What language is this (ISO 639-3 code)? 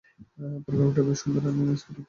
ben